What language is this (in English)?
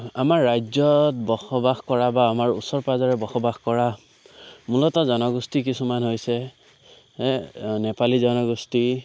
Assamese